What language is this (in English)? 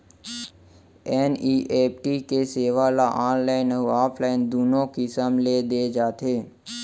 Chhattisgarhi